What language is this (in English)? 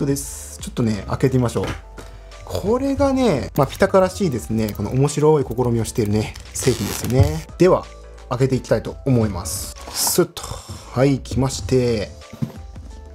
Japanese